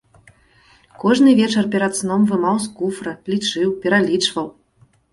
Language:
Belarusian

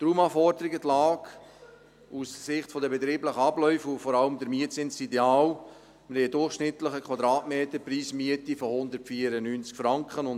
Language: Swiss German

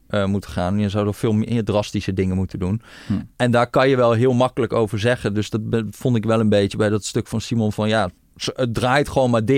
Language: Dutch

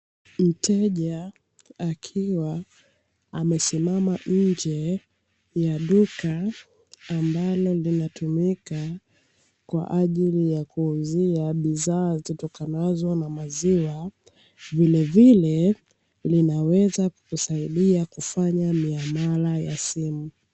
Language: Swahili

